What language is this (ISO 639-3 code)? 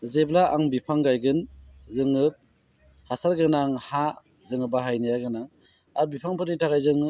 brx